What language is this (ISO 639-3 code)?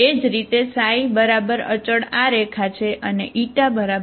guj